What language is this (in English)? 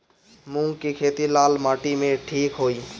Bhojpuri